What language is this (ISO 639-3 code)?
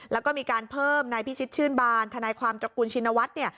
tha